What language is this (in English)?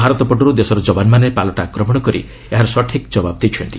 Odia